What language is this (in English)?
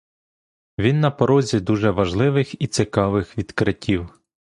Ukrainian